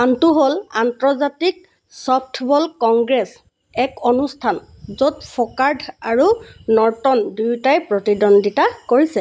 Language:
Assamese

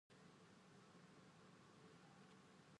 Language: Indonesian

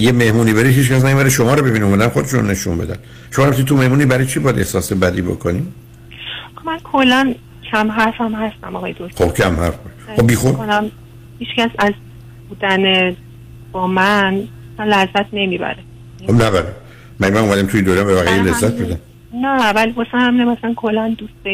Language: Persian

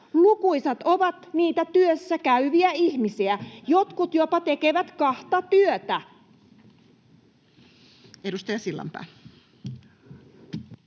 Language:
Finnish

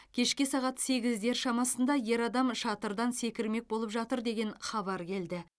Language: Kazakh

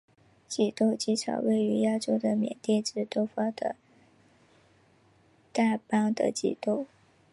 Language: Chinese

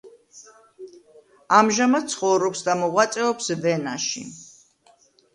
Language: Georgian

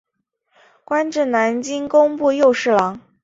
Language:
Chinese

